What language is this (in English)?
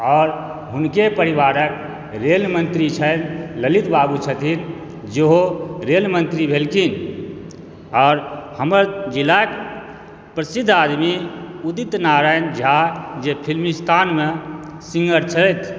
Maithili